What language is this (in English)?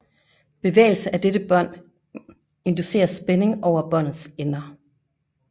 Danish